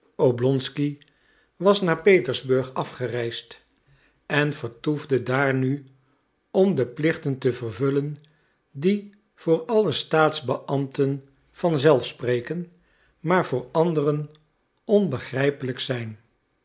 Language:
Dutch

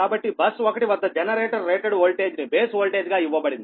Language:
Telugu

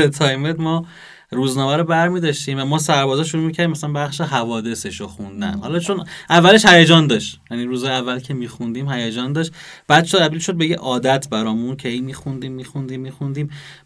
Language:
Persian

